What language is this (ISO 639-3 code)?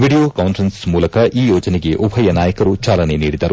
kan